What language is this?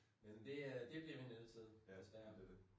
Danish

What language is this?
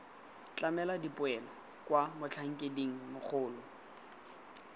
Tswana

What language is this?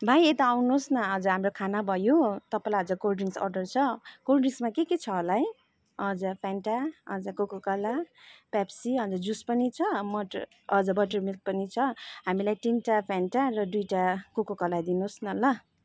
Nepali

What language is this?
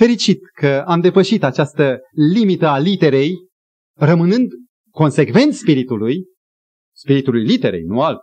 Romanian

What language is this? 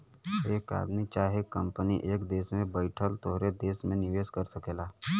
Bhojpuri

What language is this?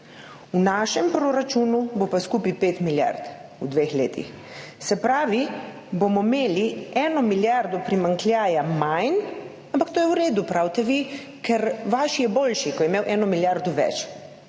Slovenian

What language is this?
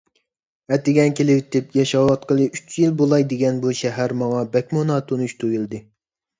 Uyghur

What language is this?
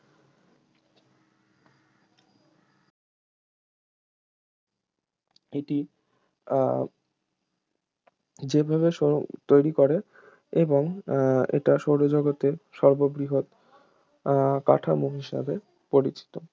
Bangla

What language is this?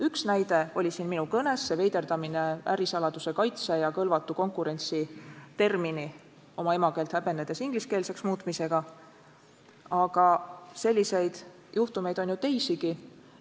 Estonian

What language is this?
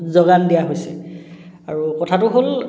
Assamese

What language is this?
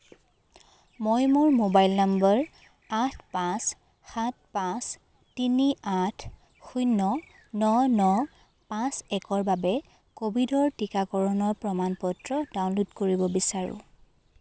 Assamese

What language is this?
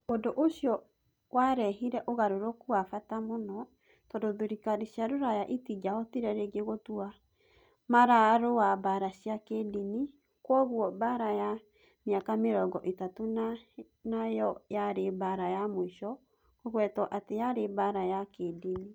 Kikuyu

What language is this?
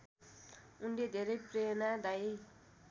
Nepali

